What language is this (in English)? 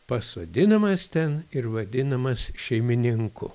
Lithuanian